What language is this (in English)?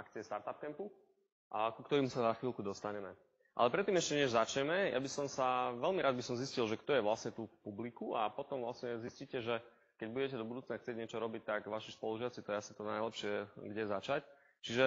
Slovak